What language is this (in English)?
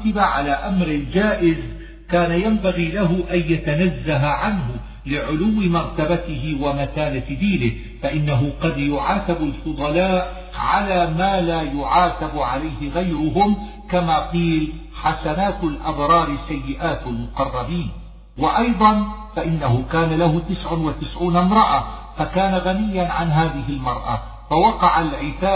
Arabic